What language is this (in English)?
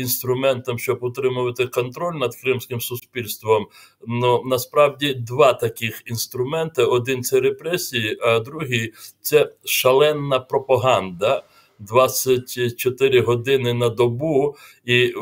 Ukrainian